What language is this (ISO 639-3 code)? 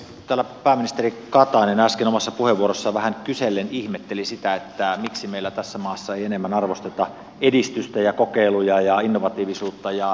fin